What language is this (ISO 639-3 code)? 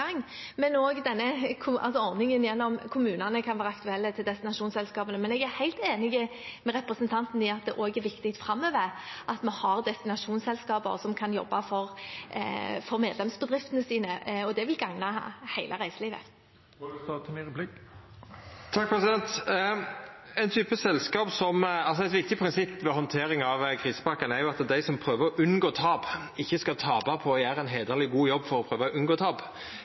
nor